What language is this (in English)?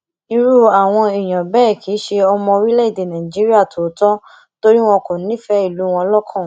Yoruba